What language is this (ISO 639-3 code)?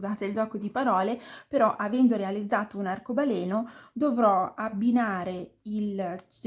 ita